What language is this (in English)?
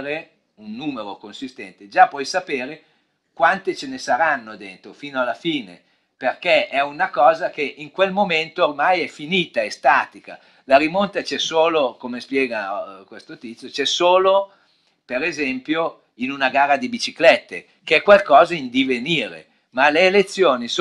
Italian